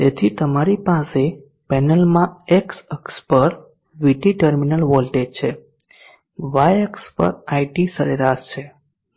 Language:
Gujarati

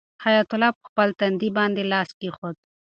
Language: Pashto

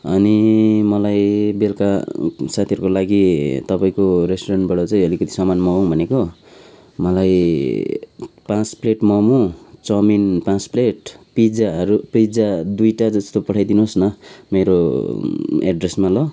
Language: Nepali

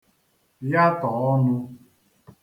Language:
Igbo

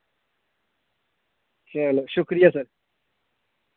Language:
Dogri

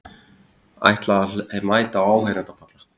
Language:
Icelandic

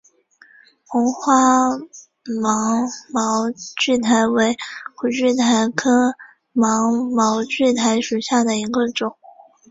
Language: Chinese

